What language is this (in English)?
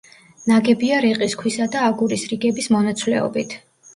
Georgian